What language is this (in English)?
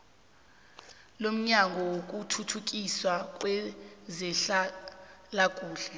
South Ndebele